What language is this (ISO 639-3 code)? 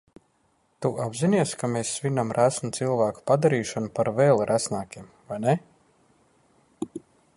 lav